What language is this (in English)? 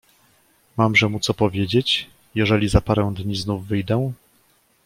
Polish